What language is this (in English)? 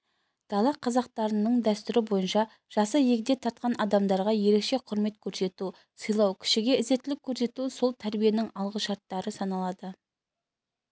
Kazakh